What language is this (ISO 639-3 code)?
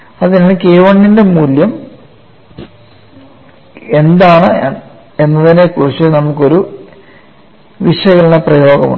mal